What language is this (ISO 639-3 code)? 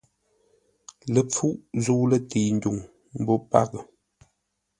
nla